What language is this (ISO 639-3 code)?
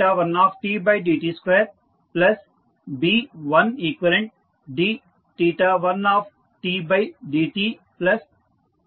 tel